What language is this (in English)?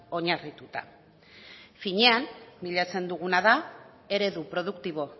Basque